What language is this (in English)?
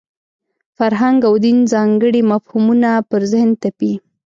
Pashto